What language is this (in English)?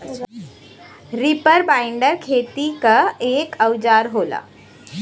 Bhojpuri